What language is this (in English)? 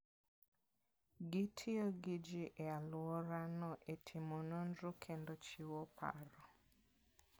Luo (Kenya and Tanzania)